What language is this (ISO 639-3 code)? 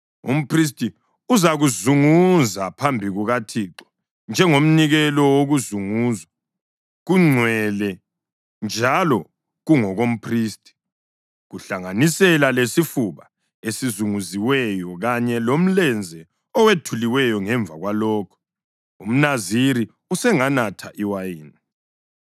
nde